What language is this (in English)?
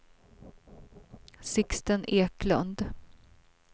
Swedish